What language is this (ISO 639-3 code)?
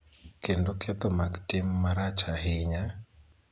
luo